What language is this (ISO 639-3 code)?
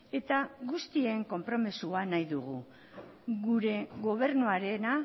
eus